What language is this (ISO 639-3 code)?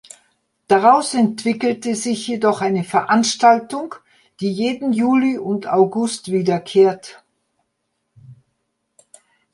deu